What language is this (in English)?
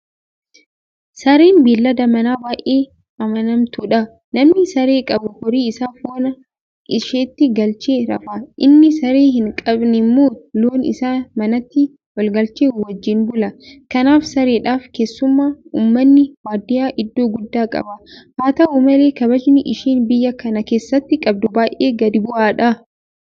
Oromo